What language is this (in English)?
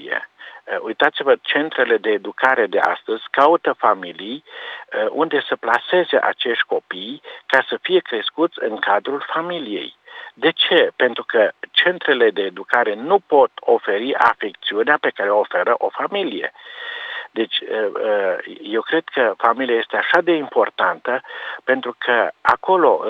Romanian